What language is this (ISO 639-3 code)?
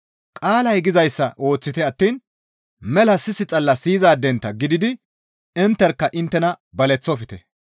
gmv